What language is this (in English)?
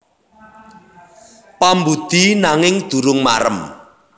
Javanese